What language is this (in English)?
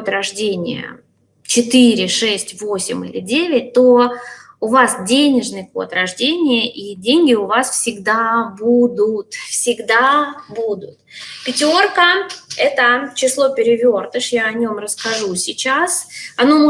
Russian